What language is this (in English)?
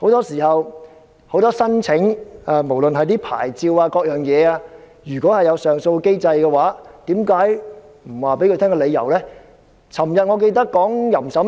Cantonese